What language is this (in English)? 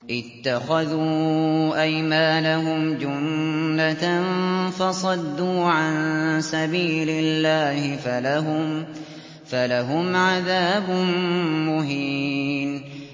Arabic